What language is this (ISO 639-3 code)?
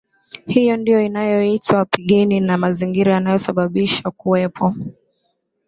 swa